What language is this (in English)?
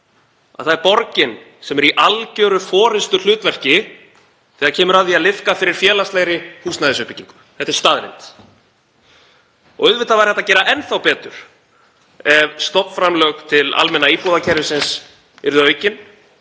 Icelandic